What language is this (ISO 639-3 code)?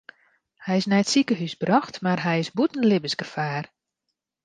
fry